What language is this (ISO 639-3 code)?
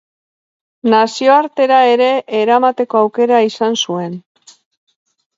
eus